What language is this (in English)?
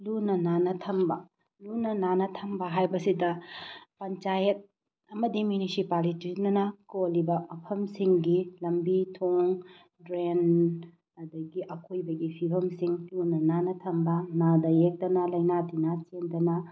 Manipuri